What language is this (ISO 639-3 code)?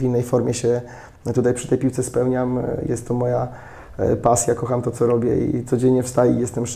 pol